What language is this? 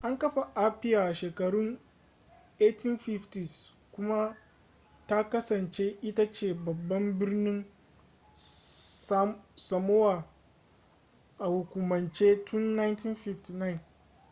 Hausa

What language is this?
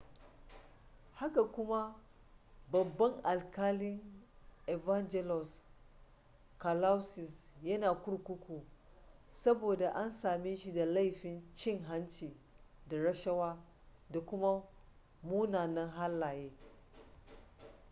Hausa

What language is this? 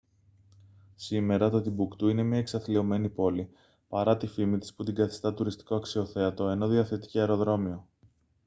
Greek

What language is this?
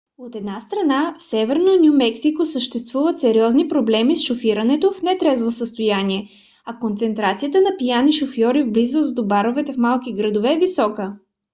Bulgarian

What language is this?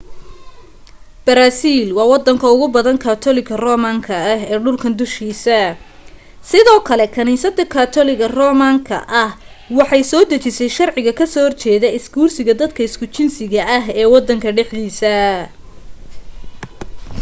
Somali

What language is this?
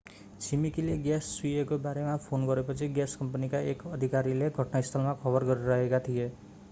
Nepali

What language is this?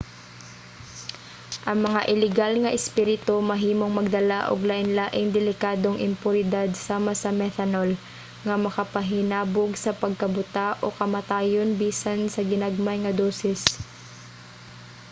Cebuano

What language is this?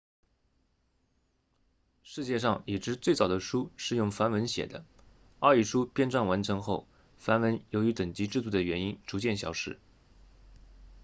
Chinese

